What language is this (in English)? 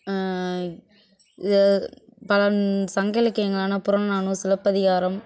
Tamil